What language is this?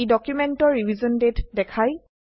Assamese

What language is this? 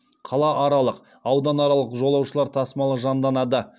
Kazakh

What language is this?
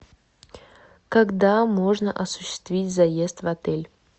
Russian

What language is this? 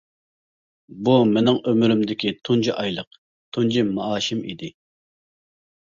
Uyghur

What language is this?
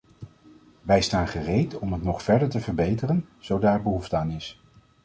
Dutch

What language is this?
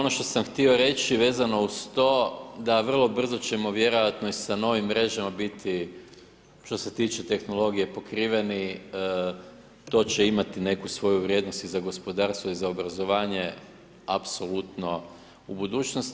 Croatian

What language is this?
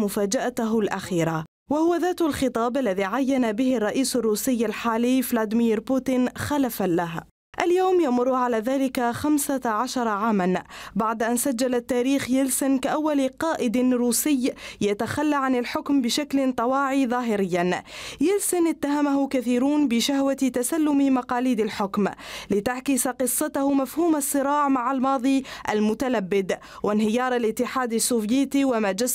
Arabic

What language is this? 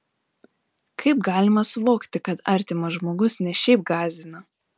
Lithuanian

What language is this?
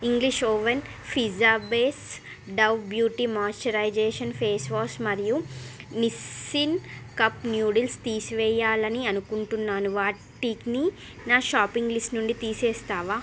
Telugu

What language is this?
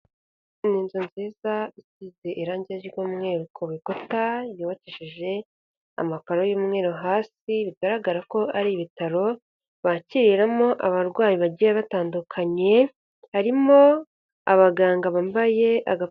Kinyarwanda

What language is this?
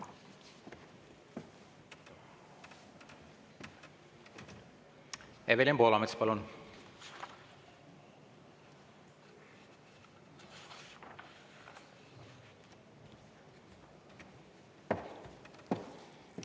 Estonian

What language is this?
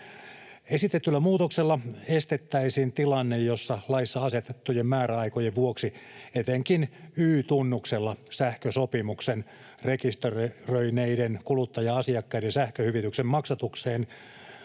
Finnish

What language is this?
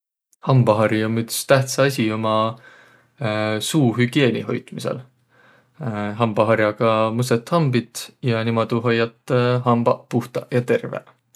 Võro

